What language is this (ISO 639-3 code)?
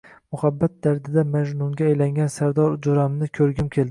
uzb